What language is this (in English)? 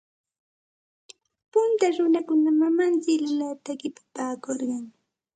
Santa Ana de Tusi Pasco Quechua